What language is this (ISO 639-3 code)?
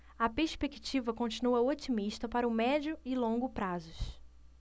por